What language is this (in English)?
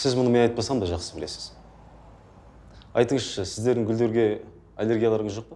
Turkish